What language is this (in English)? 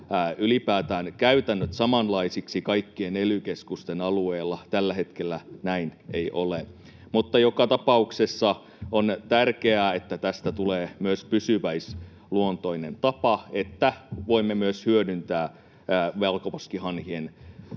Finnish